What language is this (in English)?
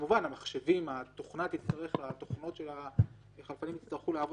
Hebrew